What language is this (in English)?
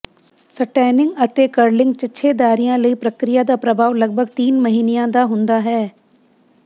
Punjabi